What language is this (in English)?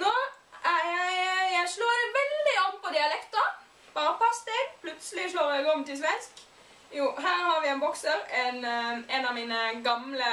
Norwegian